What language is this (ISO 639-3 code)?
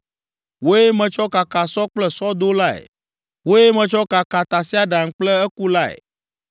ewe